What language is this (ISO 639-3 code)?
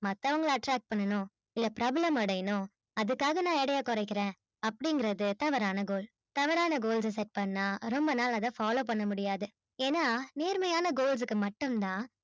tam